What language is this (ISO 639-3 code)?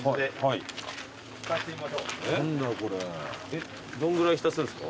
jpn